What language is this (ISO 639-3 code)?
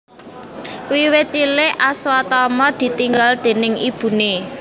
jav